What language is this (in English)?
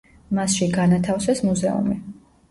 Georgian